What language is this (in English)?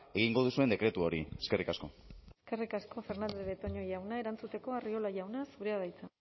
Basque